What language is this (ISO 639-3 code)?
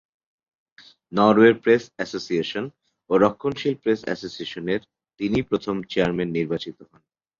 ben